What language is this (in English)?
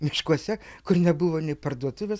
Lithuanian